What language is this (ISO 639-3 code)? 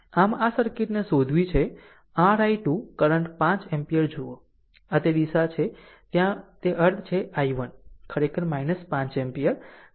guj